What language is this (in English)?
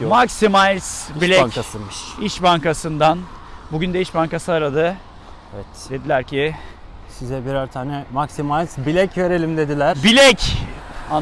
Turkish